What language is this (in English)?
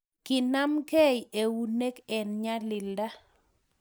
Kalenjin